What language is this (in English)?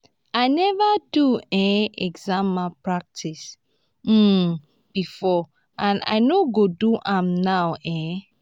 Nigerian Pidgin